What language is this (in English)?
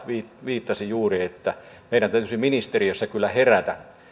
Finnish